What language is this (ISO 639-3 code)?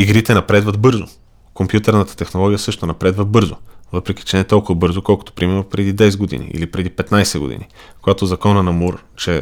bul